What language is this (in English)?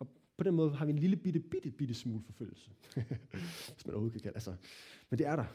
Danish